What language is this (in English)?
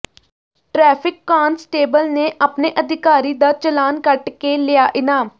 Punjabi